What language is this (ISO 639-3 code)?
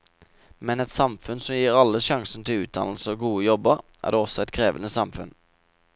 nor